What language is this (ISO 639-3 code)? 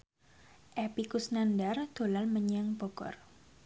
jav